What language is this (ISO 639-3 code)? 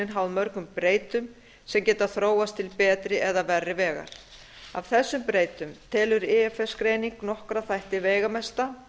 isl